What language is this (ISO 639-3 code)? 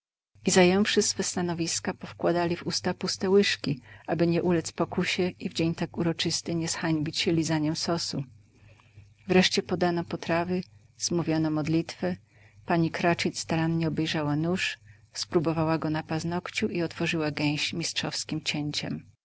pol